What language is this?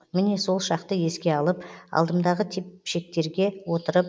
Kazakh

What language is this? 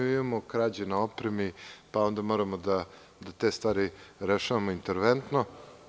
Serbian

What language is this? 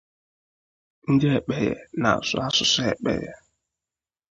Igbo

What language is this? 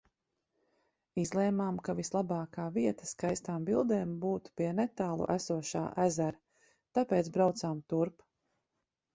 Latvian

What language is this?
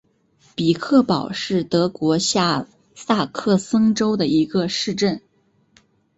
Chinese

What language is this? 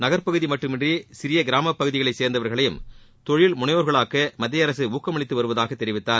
Tamil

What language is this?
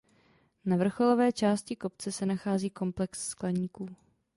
Czech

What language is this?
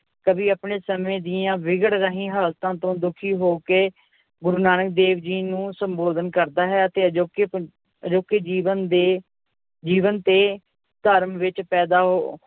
Punjabi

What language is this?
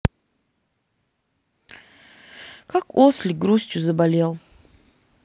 Russian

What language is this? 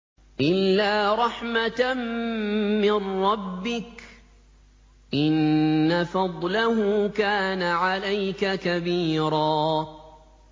Arabic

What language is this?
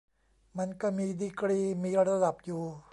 Thai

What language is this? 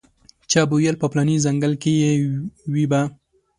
Pashto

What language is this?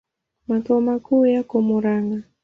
Swahili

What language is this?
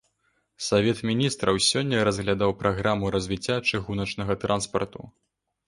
Belarusian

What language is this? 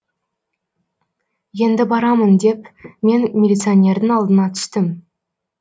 Kazakh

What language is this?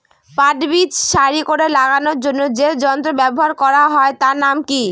Bangla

